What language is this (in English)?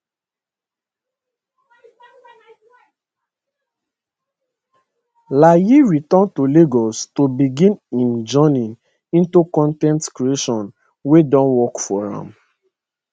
Nigerian Pidgin